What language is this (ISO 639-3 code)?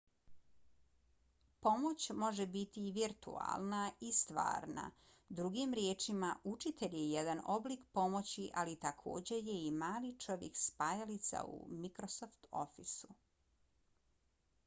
bos